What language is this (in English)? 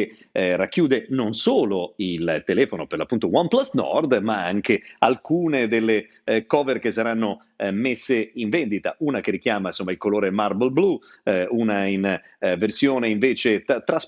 Italian